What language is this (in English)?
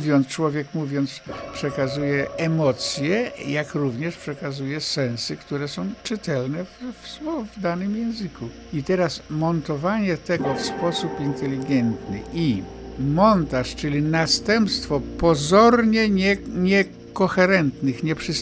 Polish